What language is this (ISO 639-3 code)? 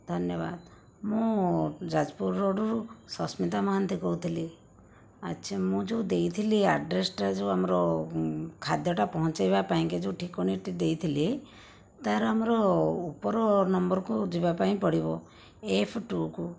ori